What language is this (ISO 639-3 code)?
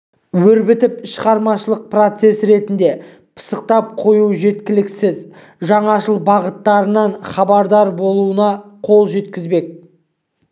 kaz